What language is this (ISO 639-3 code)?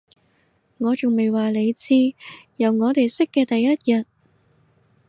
yue